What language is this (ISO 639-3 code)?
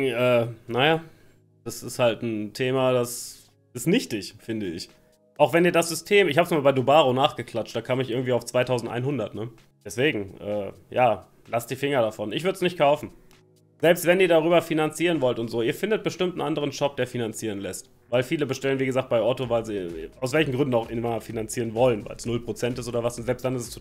deu